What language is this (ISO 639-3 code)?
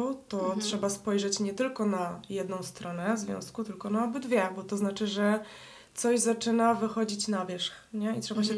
pol